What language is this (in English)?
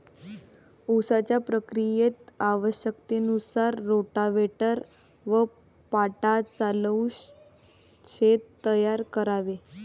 Marathi